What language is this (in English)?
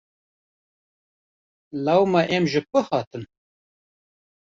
Kurdish